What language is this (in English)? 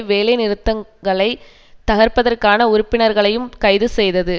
Tamil